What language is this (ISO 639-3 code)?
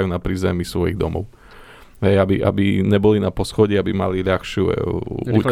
slk